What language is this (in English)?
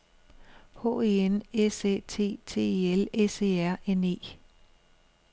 Danish